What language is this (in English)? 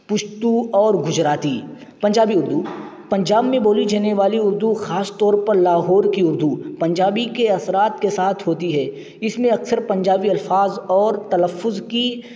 Urdu